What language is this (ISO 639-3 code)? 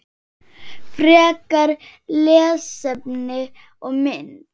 isl